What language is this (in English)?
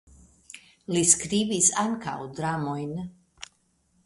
Esperanto